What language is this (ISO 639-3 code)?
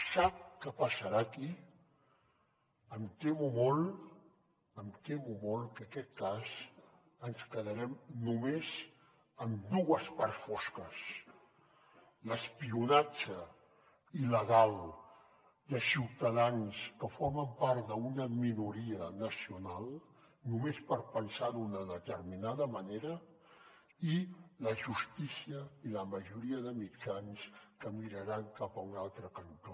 cat